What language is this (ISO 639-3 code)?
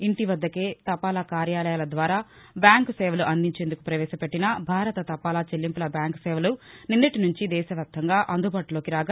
tel